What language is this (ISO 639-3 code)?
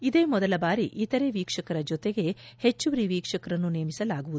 kan